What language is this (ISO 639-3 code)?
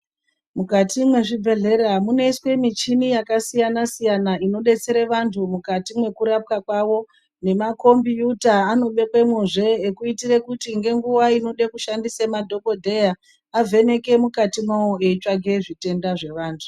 ndc